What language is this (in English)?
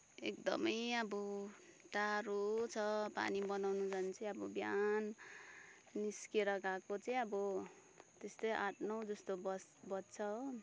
Nepali